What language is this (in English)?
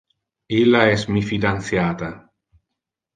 Interlingua